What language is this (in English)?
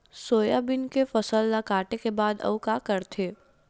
Chhattisgarhi